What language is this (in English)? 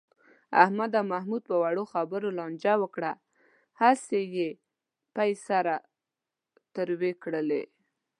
Pashto